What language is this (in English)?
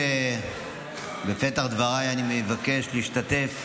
Hebrew